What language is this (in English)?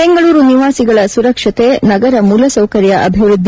Kannada